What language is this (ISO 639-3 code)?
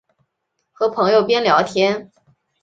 zho